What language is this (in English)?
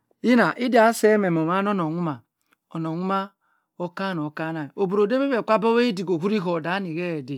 Cross River Mbembe